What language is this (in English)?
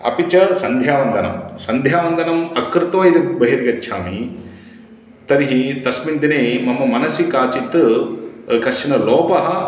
Sanskrit